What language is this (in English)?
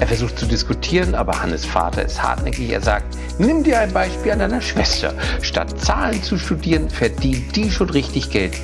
German